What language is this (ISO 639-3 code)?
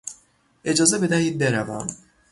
fas